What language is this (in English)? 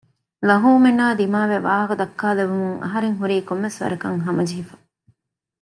Divehi